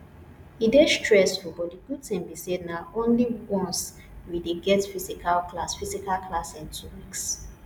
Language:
Nigerian Pidgin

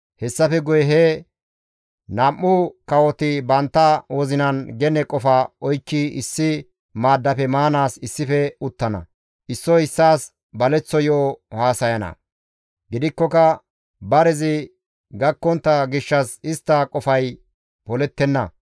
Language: Gamo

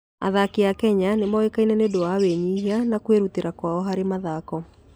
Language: Kikuyu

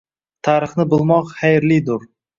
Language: Uzbek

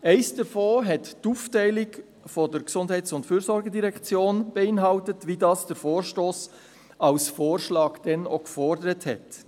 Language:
Swiss German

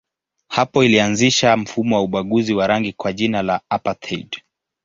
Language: Swahili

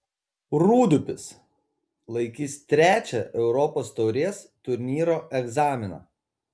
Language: Lithuanian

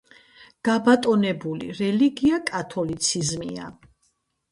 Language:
Georgian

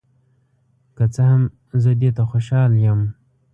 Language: Pashto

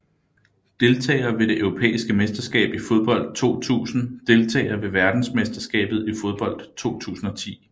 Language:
Danish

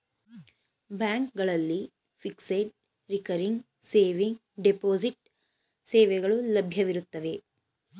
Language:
Kannada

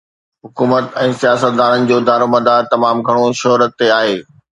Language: Sindhi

